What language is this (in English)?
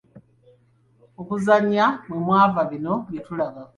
Ganda